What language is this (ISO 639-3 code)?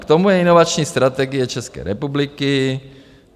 ces